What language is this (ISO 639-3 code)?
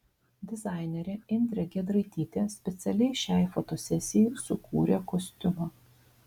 lit